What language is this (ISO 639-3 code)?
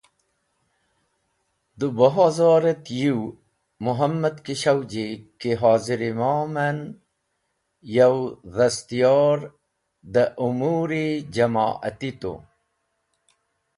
wbl